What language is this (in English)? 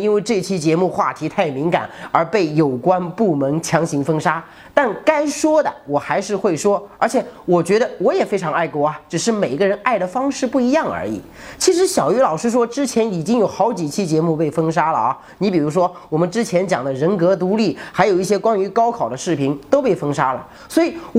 Chinese